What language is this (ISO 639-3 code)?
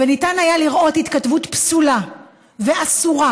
heb